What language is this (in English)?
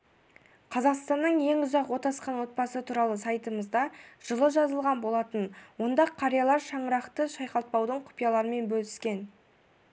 Kazakh